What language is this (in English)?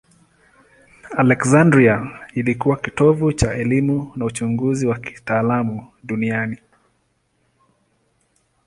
Swahili